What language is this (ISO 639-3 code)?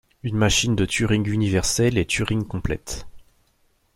fra